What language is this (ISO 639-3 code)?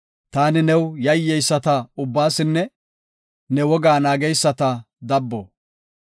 gof